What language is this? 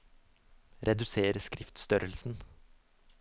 Norwegian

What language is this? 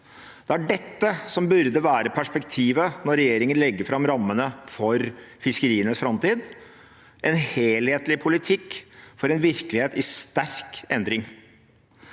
Norwegian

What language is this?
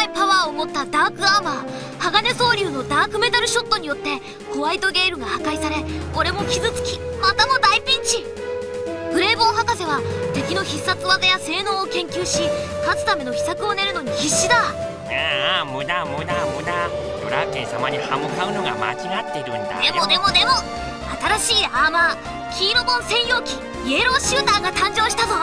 Japanese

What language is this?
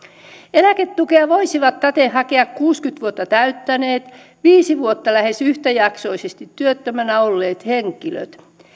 Finnish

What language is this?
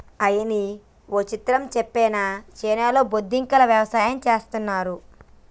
Telugu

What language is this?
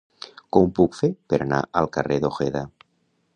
Catalan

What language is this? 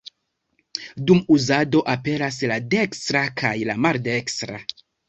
Esperanto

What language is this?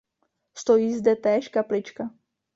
Czech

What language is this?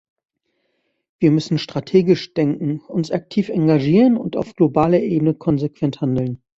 German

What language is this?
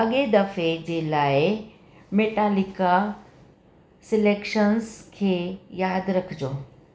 Sindhi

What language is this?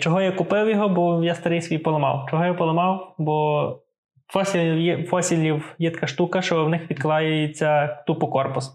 Ukrainian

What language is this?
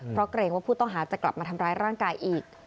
Thai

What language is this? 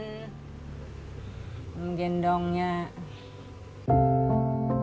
Indonesian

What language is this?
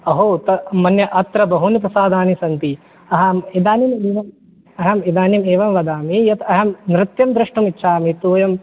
Sanskrit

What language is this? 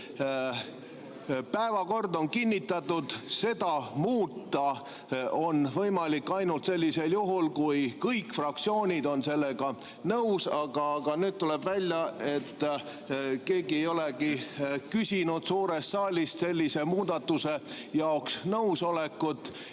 Estonian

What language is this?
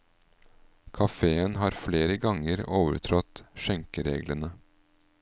Norwegian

